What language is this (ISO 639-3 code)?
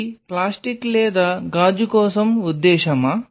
tel